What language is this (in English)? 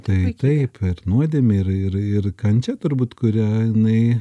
Lithuanian